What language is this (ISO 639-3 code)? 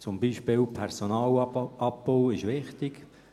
gsw